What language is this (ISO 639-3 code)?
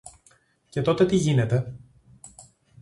ell